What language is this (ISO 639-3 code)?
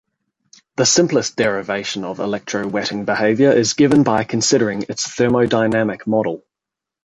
eng